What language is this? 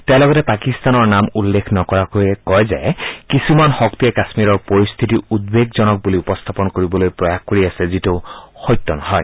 Assamese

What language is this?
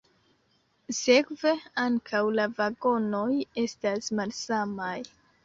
Esperanto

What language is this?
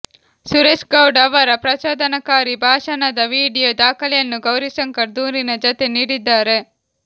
Kannada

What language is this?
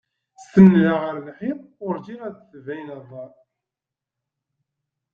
Kabyle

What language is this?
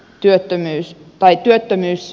Finnish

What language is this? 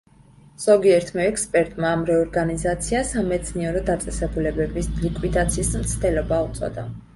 Georgian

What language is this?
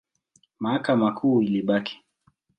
Swahili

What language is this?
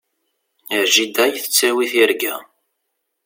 Kabyle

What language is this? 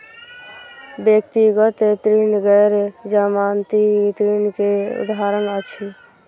Maithili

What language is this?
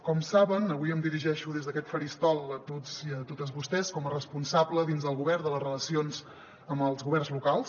Catalan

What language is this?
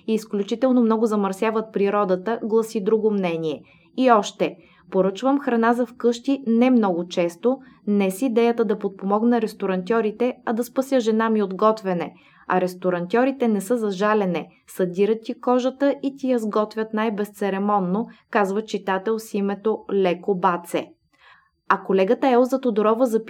Bulgarian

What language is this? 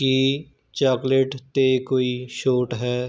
Punjabi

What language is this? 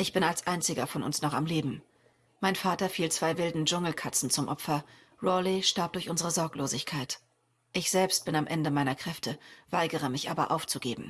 German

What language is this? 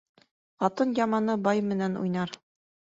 Bashkir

